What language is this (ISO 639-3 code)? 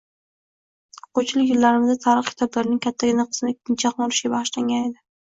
uzb